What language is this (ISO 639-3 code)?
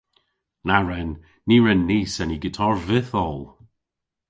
cor